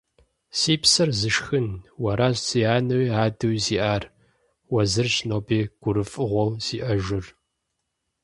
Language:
Kabardian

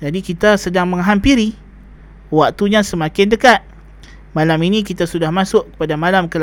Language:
Malay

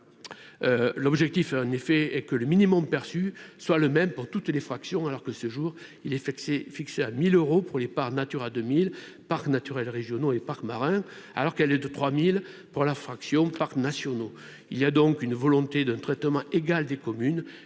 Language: French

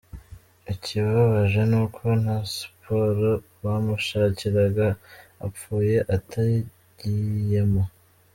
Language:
Kinyarwanda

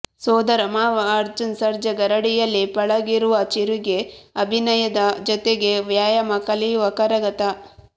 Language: Kannada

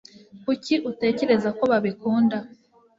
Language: Kinyarwanda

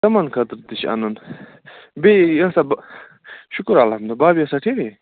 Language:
Kashmiri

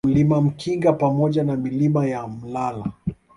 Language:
Swahili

